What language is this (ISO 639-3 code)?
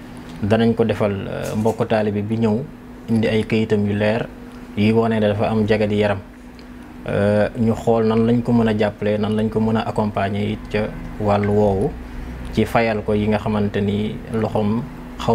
fra